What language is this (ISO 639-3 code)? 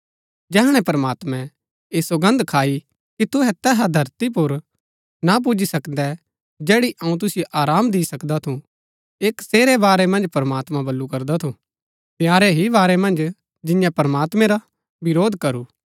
gbk